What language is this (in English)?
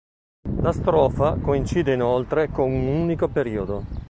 Italian